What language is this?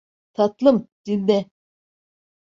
Turkish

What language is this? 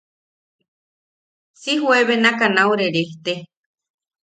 Yaqui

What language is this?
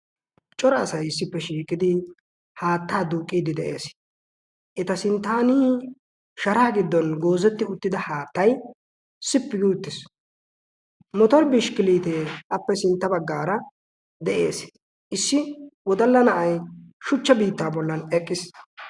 Wolaytta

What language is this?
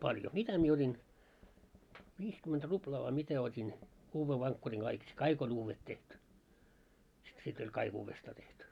Finnish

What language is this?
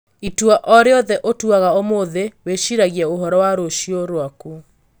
Kikuyu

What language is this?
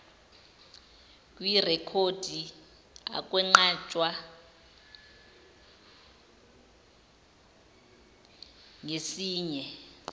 Zulu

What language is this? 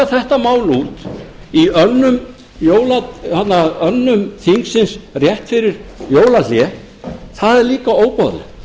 Icelandic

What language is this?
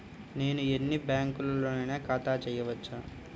Telugu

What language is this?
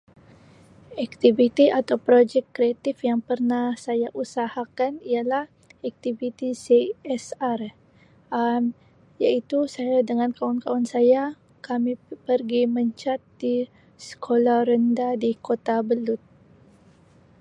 Sabah Malay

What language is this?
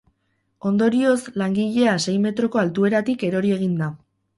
Basque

